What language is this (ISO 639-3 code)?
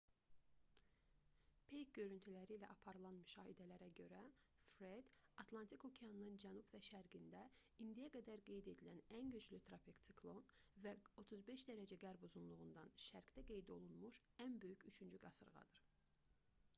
aze